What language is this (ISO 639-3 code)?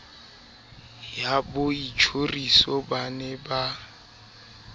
sot